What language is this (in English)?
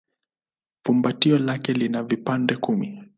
Swahili